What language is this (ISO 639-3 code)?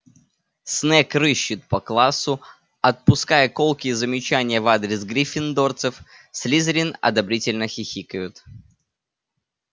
rus